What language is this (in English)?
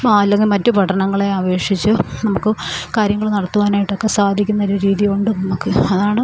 Malayalam